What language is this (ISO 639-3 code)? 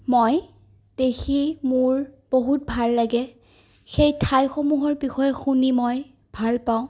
asm